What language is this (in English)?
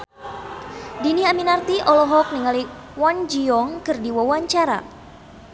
Sundanese